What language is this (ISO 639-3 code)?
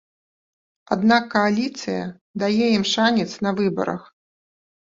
bel